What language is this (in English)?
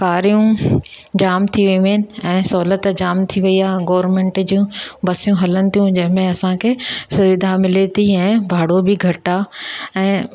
Sindhi